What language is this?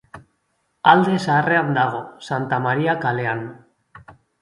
Basque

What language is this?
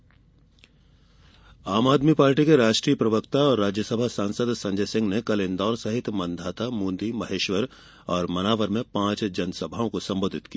Hindi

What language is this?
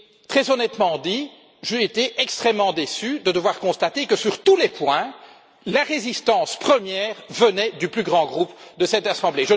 French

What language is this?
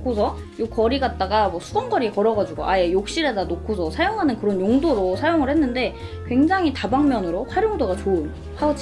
Korean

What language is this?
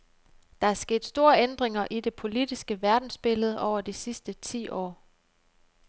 Danish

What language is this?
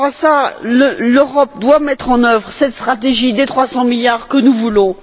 French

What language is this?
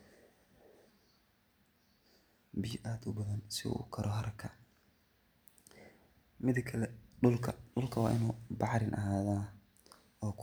Somali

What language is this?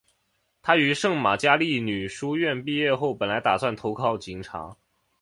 Chinese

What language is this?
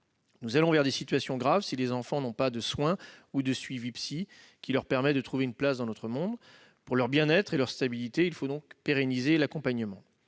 French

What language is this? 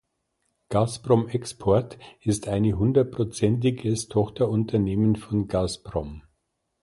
German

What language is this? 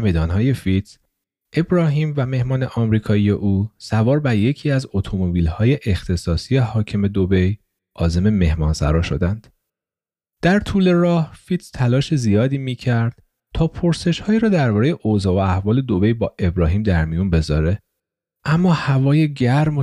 Persian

